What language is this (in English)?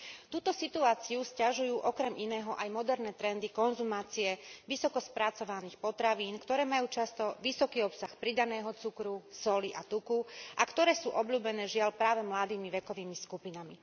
Slovak